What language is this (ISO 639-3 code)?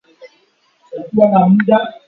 swa